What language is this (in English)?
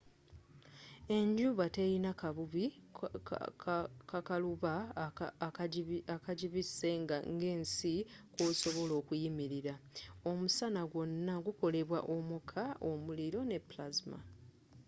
Ganda